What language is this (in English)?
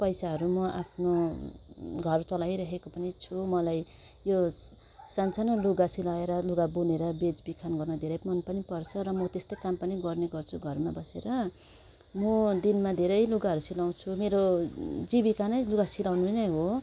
Nepali